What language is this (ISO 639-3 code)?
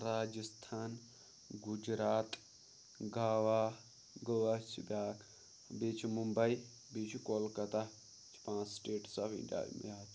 kas